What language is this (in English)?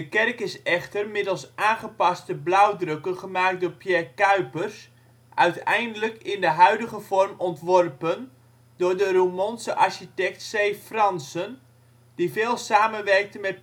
Dutch